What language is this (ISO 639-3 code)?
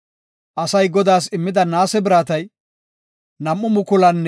gof